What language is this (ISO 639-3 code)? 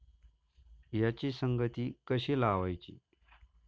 mar